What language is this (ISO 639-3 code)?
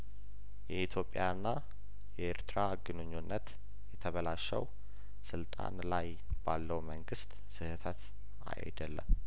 amh